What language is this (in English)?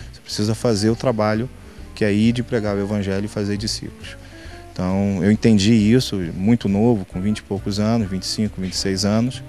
Portuguese